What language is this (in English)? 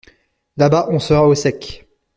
French